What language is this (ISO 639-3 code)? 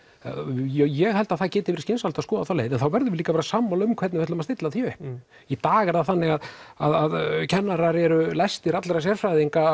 isl